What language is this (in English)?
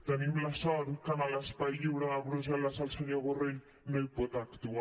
Catalan